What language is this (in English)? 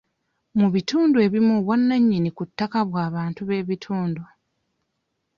Ganda